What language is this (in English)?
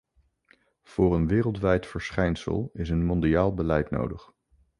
Dutch